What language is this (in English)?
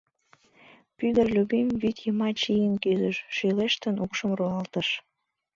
Mari